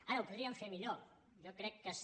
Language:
Catalan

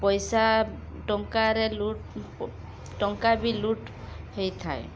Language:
Odia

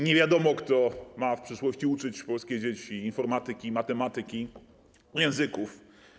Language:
Polish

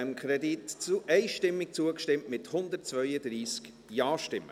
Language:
Swiss German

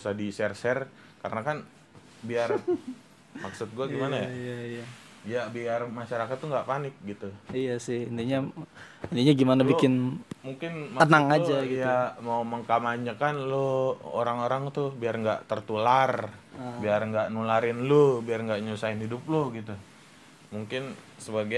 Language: Indonesian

